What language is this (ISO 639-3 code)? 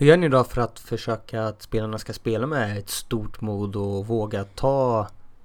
swe